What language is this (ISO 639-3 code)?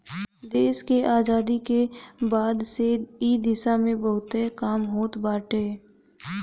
bho